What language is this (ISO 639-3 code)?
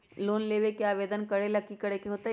mag